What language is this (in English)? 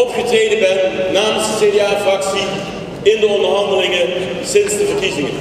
Dutch